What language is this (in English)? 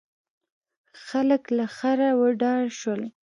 Pashto